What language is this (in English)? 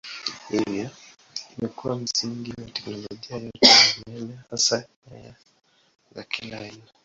Swahili